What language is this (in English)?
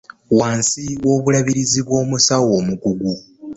Ganda